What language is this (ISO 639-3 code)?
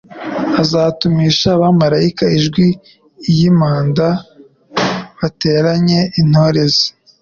kin